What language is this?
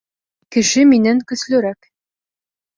Bashkir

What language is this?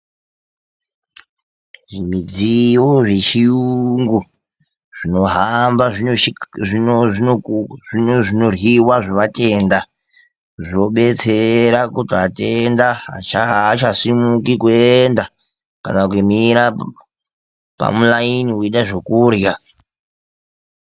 Ndau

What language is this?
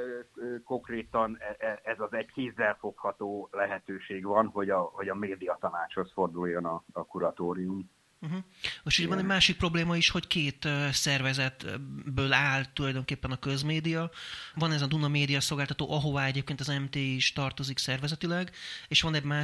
Hungarian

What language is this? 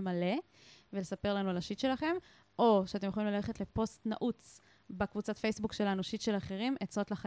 Hebrew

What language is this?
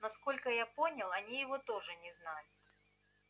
Russian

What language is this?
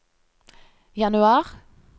Norwegian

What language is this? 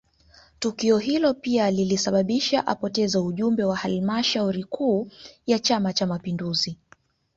Swahili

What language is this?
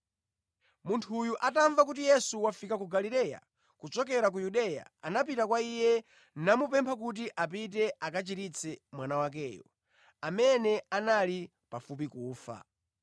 Nyanja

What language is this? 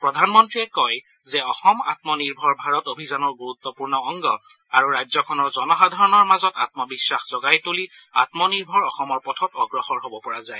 Assamese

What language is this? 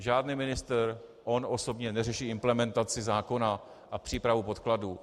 Czech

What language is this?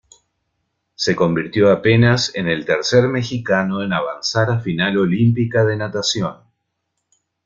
Spanish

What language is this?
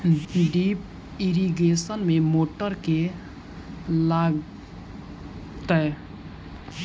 Maithili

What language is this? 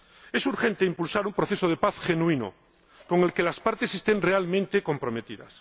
Spanish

